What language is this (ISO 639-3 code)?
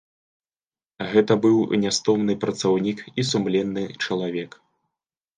bel